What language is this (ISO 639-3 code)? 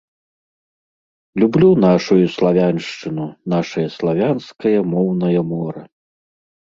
bel